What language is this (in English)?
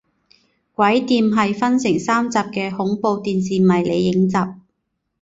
Chinese